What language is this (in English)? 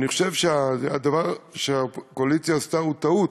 Hebrew